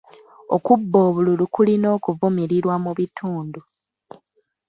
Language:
Ganda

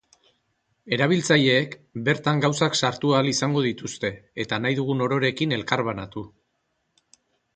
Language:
Basque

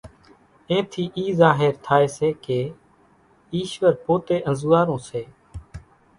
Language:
Kachi Koli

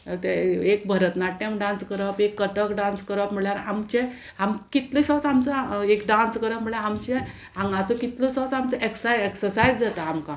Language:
Konkani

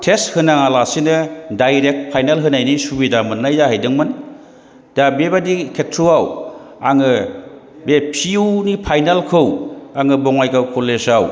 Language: Bodo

